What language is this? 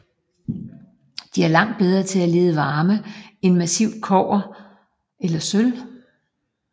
Danish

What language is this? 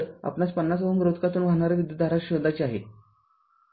Marathi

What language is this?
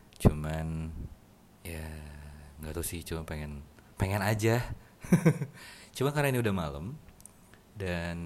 Indonesian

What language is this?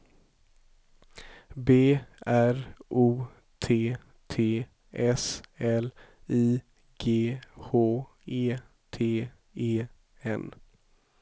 Swedish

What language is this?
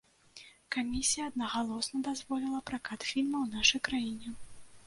Belarusian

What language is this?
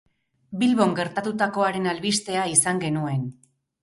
Basque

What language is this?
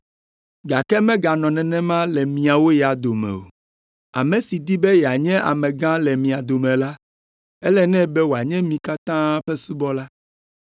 Ewe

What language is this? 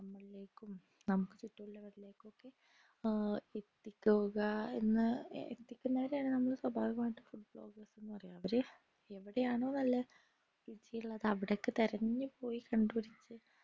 Malayalam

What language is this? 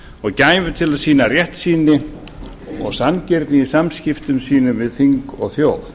Icelandic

